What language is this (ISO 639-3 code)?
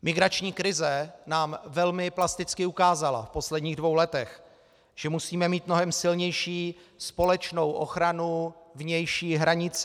ces